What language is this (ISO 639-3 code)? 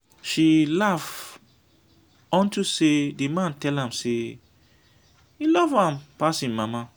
pcm